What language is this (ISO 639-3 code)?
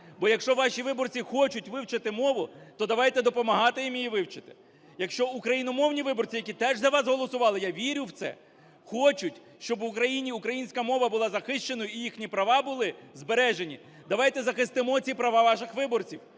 ukr